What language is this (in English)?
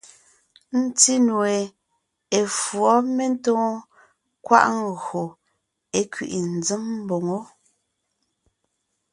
Ngiemboon